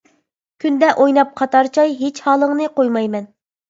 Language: Uyghur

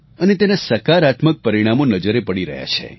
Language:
Gujarati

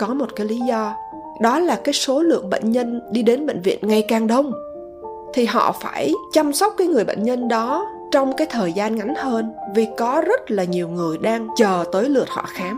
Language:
Vietnamese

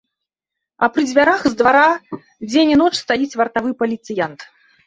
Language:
Belarusian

